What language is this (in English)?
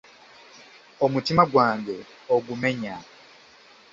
Ganda